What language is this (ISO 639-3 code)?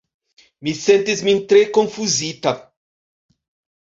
epo